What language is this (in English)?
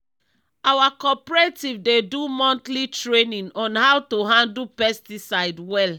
Nigerian Pidgin